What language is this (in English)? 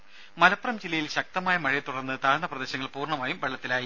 Malayalam